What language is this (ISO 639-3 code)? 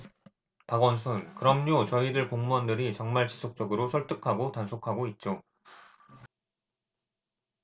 kor